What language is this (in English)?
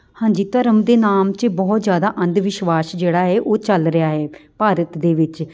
Punjabi